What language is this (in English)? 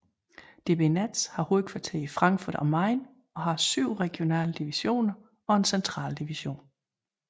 Danish